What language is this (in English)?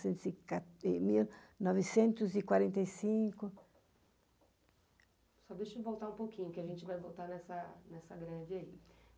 Portuguese